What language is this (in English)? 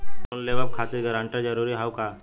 Bhojpuri